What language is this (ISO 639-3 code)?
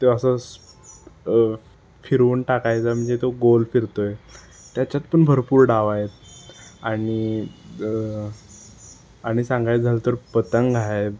mar